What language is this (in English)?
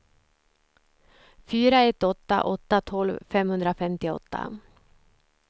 Swedish